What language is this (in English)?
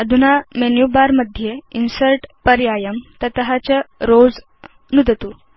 Sanskrit